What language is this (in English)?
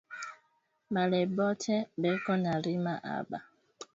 Swahili